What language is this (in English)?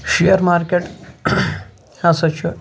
Kashmiri